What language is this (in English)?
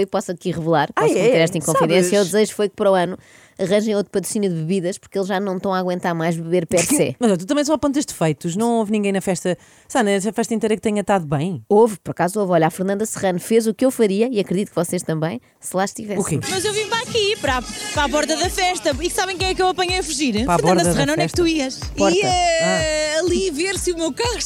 Portuguese